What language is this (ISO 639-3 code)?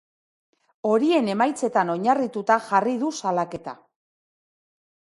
eus